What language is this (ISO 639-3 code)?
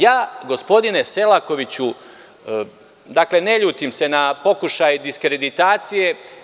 srp